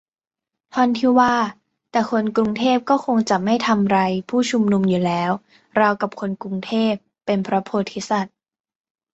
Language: Thai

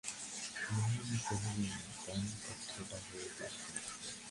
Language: Bangla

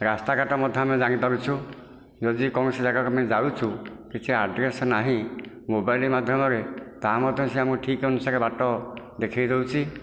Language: Odia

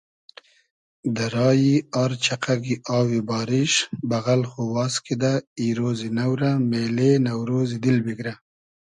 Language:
Hazaragi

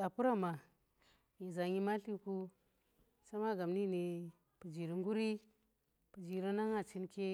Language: Tera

